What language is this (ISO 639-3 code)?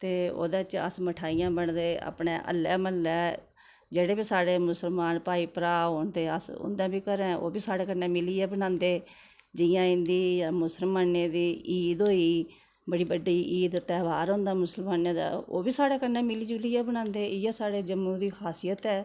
doi